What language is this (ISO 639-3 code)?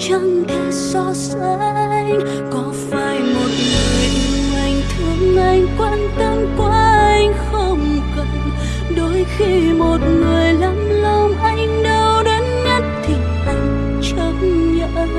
vie